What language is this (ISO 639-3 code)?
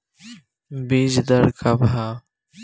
bho